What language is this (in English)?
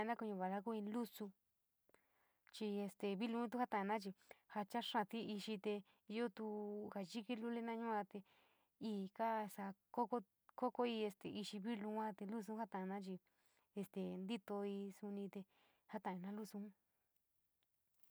San Miguel El Grande Mixtec